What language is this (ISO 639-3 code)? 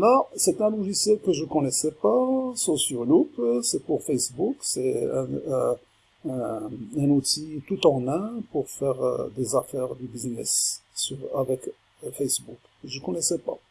fra